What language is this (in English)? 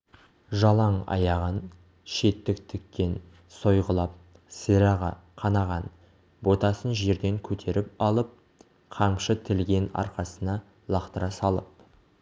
Kazakh